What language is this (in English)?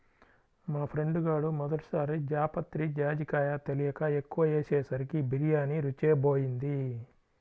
Telugu